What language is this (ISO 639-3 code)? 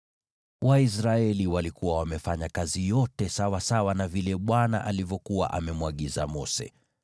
swa